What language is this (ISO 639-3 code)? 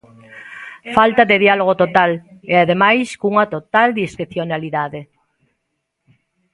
glg